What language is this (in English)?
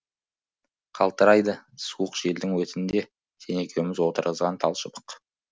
Kazakh